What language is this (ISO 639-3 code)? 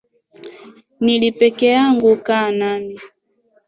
swa